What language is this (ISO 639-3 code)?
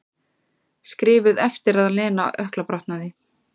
isl